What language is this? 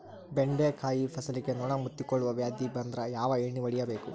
Kannada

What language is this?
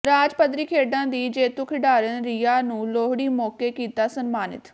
Punjabi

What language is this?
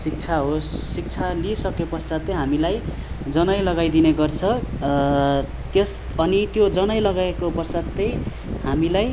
Nepali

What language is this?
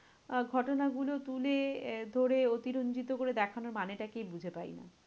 Bangla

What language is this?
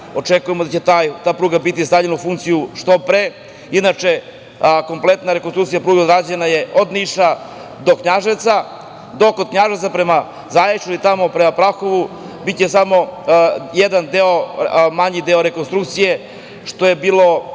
Serbian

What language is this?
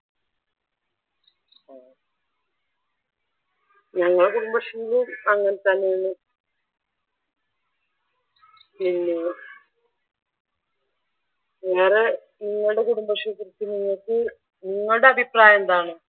Malayalam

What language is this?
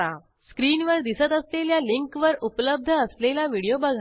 Marathi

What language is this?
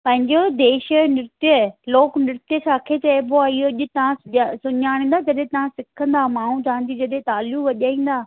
Sindhi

